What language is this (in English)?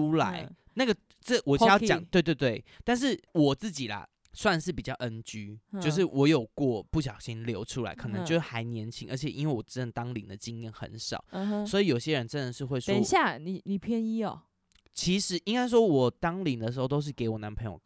Chinese